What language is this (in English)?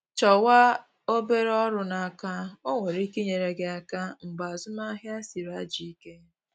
Igbo